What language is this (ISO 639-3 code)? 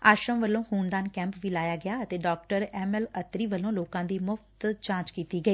pan